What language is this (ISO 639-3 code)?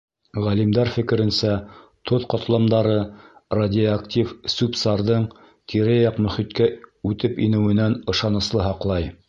bak